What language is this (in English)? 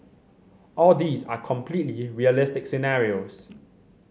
English